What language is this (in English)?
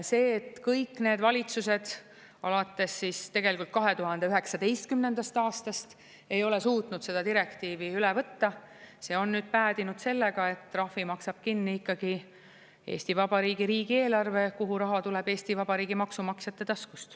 Estonian